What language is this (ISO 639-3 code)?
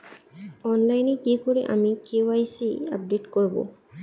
ben